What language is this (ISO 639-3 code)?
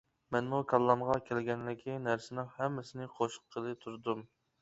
uig